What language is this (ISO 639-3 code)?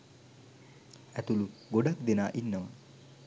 sin